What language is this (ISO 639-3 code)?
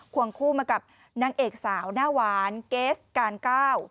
tha